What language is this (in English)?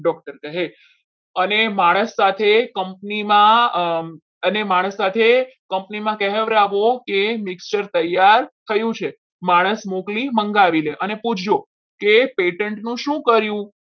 Gujarati